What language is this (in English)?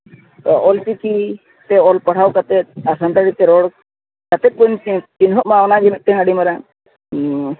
Santali